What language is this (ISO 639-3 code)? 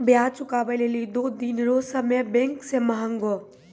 mai